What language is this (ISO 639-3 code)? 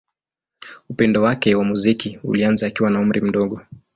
swa